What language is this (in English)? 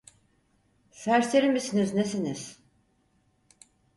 Turkish